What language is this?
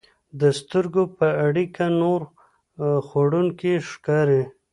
Pashto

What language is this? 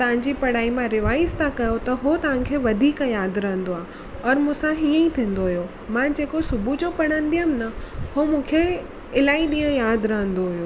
Sindhi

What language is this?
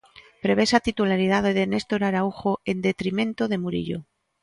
Galician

